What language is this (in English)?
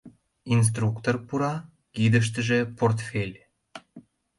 Mari